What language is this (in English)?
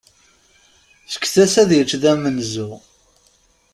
Kabyle